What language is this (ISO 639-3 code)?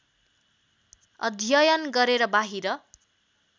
nep